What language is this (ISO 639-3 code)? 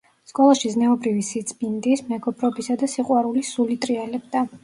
kat